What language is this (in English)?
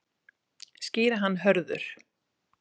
Icelandic